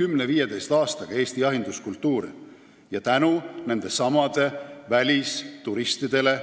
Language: Estonian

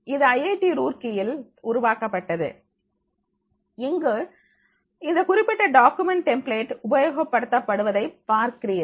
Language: Tamil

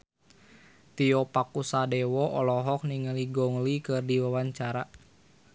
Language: Sundanese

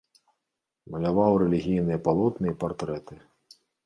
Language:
Belarusian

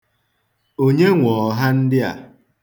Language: Igbo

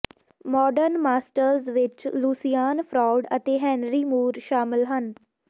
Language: Punjabi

